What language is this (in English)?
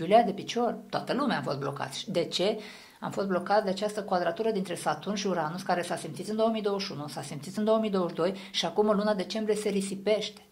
Romanian